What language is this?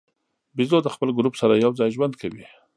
Pashto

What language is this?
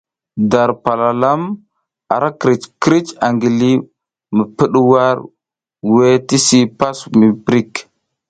South Giziga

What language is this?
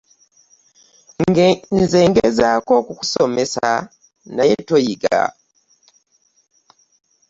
Ganda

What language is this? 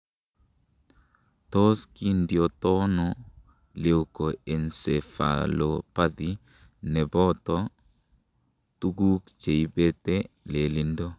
Kalenjin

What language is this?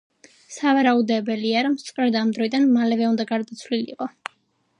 Georgian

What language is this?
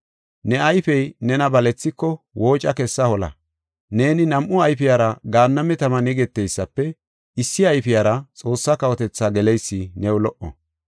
Gofa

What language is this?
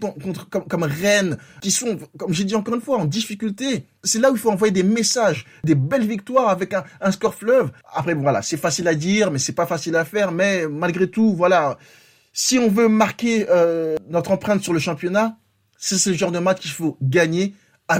French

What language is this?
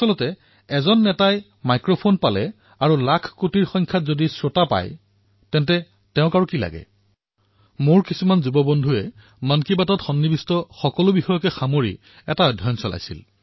Assamese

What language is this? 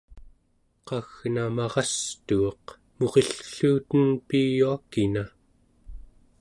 Central Yupik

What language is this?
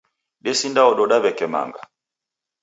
Taita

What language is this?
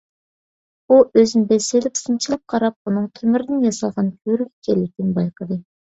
Uyghur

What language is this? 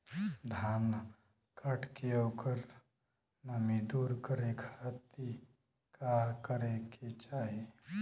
Bhojpuri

